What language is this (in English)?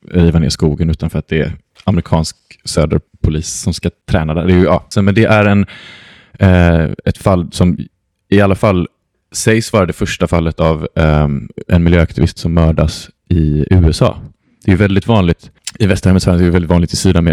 Swedish